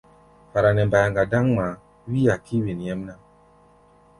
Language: Gbaya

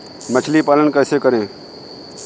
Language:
Hindi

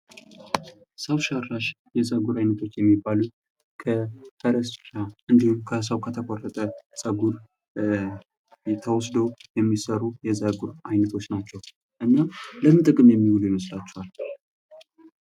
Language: Amharic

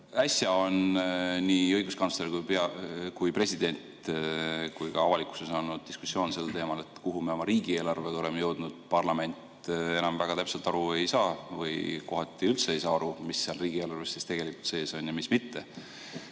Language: Estonian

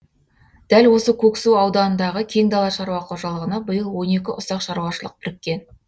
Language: Kazakh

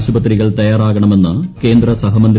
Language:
Malayalam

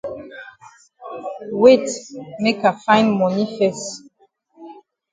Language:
Cameroon Pidgin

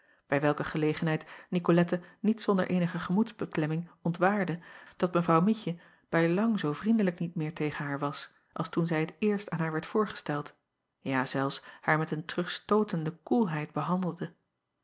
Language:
Dutch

